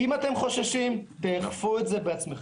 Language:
Hebrew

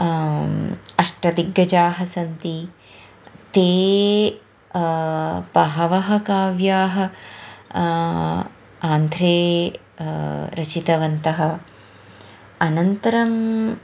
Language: Sanskrit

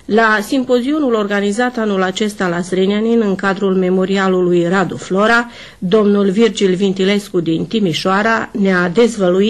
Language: Romanian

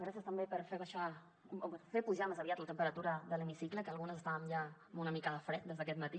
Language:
Catalan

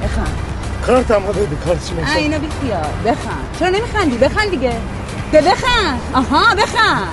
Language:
Persian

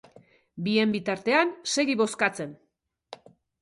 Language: Basque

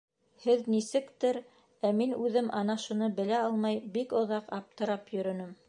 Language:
Bashkir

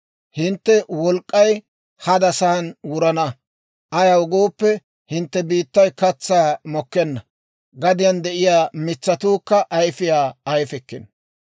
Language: Dawro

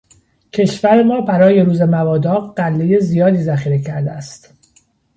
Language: Persian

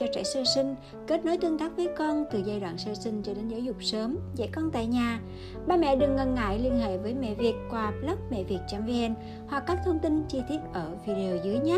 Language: Vietnamese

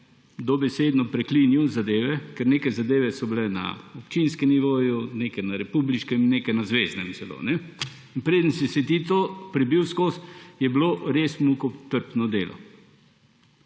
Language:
Slovenian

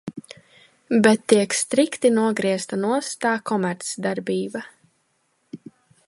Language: Latvian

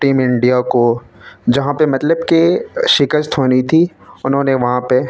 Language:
Urdu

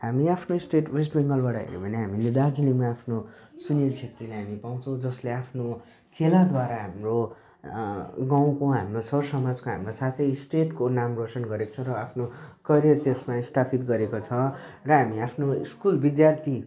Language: Nepali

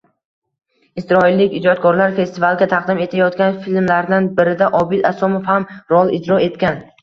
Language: Uzbek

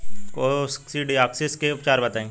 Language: Bhojpuri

